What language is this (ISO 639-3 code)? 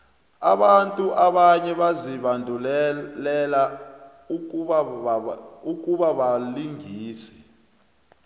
nbl